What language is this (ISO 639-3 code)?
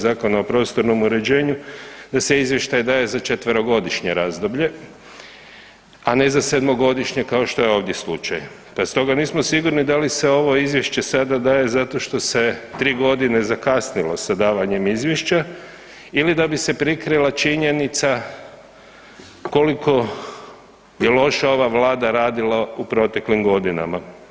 hrv